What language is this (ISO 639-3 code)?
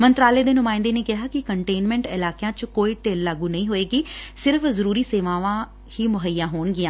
pan